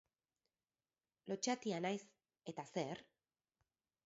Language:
Basque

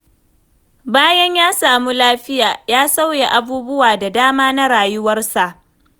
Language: Hausa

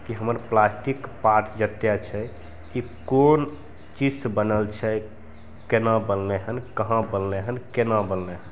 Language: Maithili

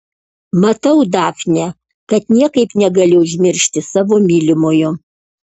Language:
Lithuanian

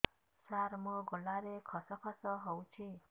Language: Odia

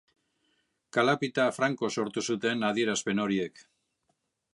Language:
Basque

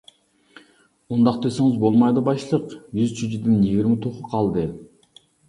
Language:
Uyghur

